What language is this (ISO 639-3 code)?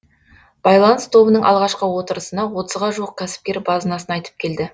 kaz